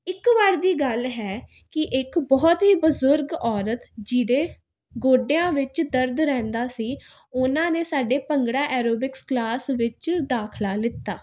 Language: Punjabi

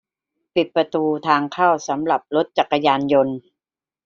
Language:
Thai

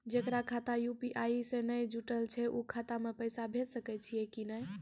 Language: Maithili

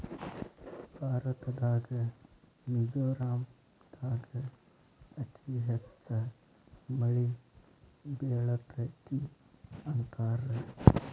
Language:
Kannada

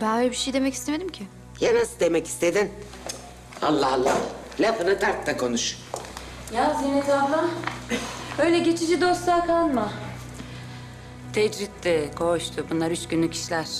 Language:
Turkish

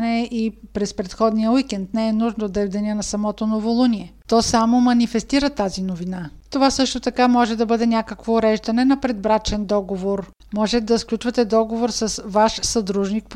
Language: Bulgarian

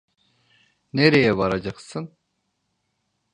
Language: Turkish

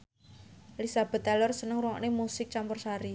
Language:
Javanese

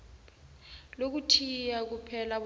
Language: South Ndebele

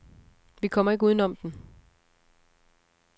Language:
Danish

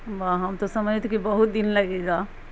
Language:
Urdu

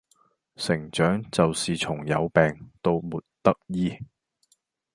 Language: Cantonese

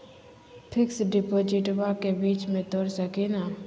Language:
Magahi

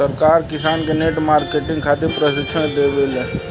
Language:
Bhojpuri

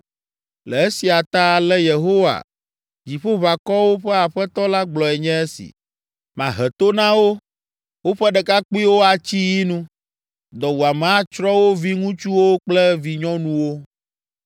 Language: Ewe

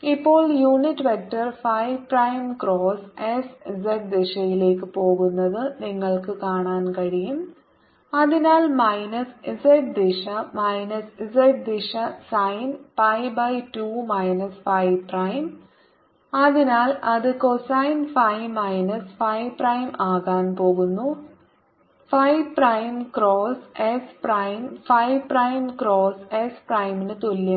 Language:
Malayalam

